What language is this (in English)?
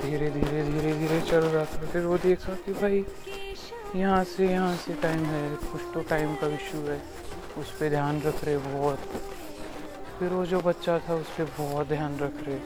Marathi